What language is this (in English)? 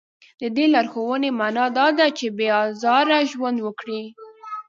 Pashto